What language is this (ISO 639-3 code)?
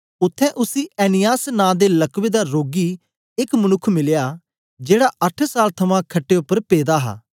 doi